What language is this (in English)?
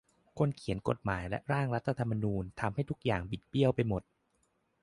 Thai